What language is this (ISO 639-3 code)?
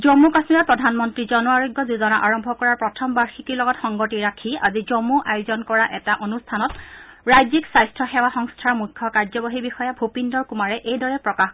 asm